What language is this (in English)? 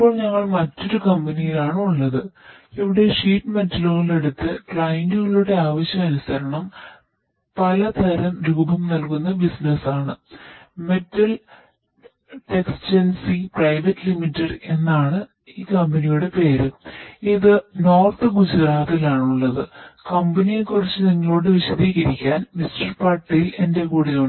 Malayalam